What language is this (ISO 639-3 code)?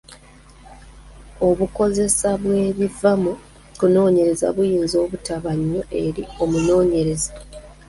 lug